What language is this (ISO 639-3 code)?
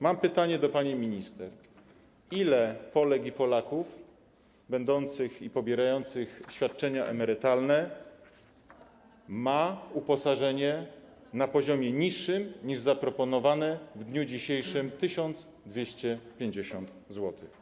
pol